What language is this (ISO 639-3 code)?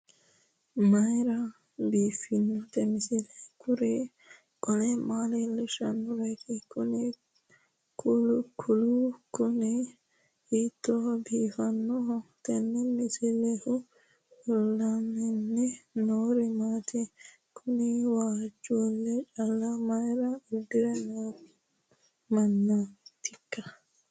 sid